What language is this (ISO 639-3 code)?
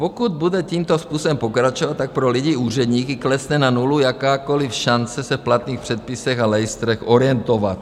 ces